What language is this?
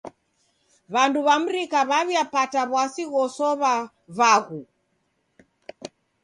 Taita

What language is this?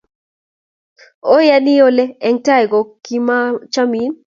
Kalenjin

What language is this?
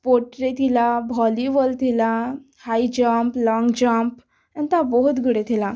Odia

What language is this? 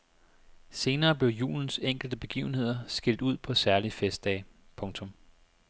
Danish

